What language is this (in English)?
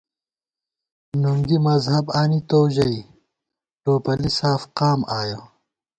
Gawar-Bati